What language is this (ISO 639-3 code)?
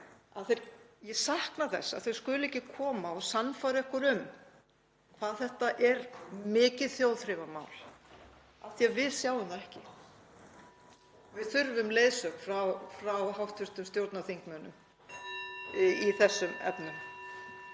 isl